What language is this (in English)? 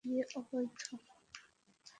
Bangla